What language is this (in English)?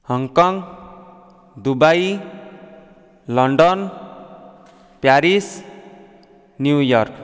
Odia